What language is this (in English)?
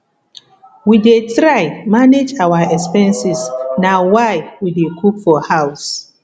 Nigerian Pidgin